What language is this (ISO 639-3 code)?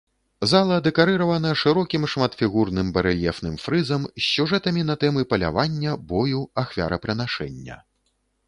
bel